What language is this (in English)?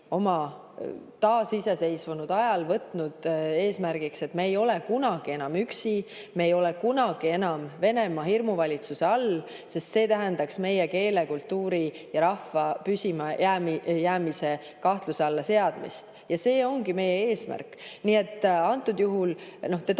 Estonian